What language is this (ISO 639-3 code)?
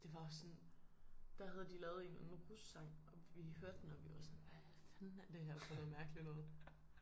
dan